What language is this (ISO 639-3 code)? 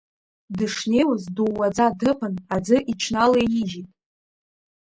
abk